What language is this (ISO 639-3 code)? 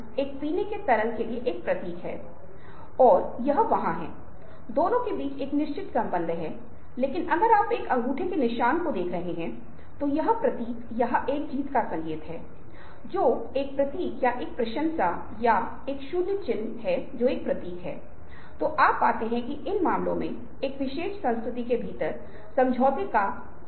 hin